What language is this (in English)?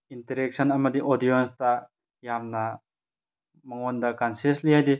Manipuri